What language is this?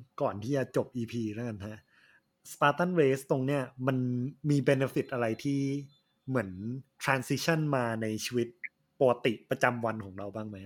Thai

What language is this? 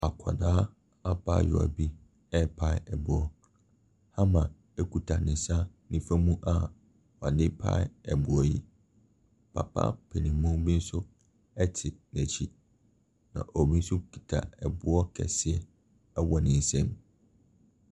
Akan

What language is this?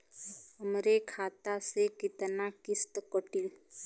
Bhojpuri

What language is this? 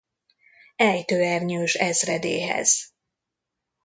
Hungarian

